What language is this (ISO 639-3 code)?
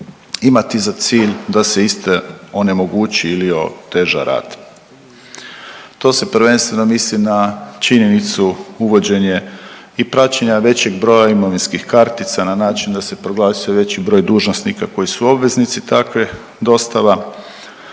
hrv